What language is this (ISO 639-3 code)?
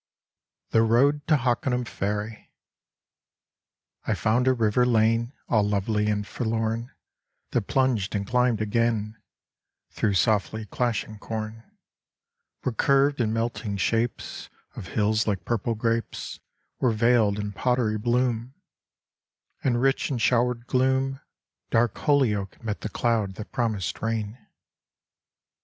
eng